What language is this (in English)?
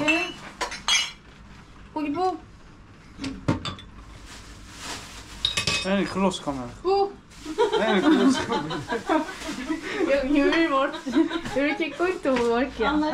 Turkish